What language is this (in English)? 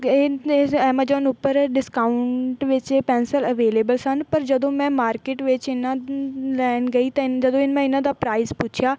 Punjabi